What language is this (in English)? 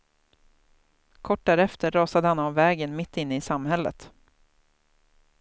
Swedish